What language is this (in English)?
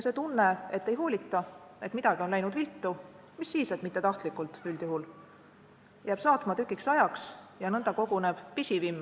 Estonian